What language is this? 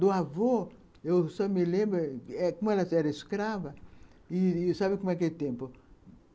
Portuguese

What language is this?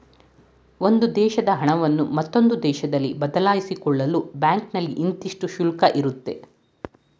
Kannada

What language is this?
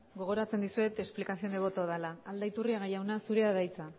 Basque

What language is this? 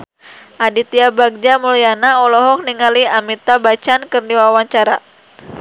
Sundanese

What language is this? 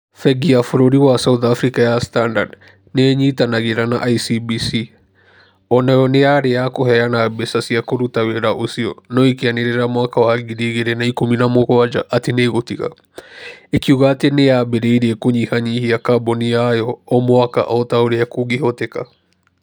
Kikuyu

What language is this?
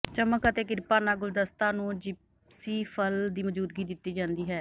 Punjabi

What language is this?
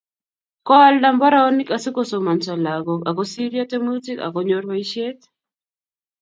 Kalenjin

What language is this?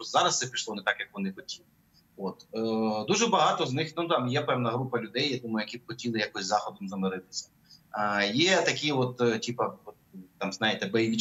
Ukrainian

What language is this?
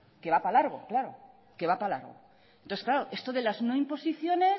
Spanish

